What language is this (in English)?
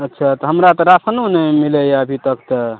Maithili